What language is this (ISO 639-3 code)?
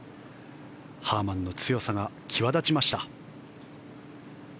jpn